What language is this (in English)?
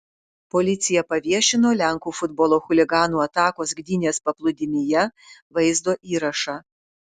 Lithuanian